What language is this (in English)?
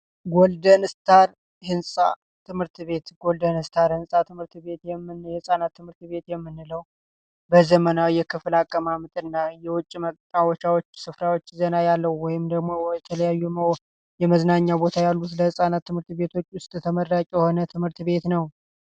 Amharic